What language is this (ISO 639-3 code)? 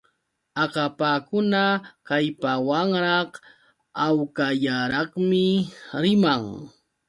qux